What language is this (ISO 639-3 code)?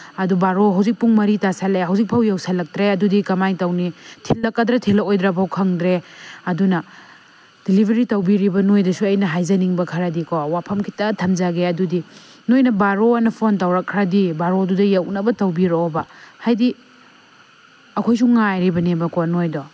mni